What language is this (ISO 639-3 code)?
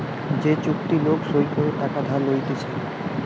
ben